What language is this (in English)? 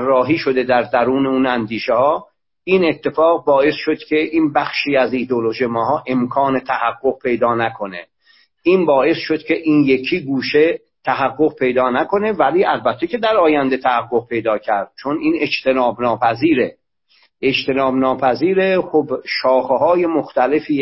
Persian